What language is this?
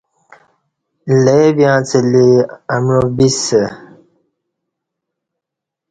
Kati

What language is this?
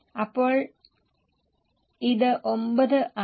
Malayalam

